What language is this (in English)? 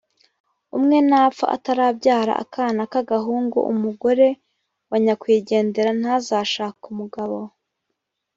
Kinyarwanda